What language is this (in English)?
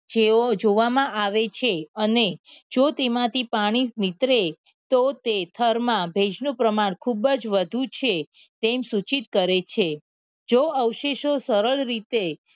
Gujarati